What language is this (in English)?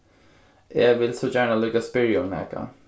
Faroese